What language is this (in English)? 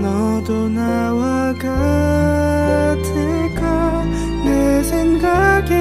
Korean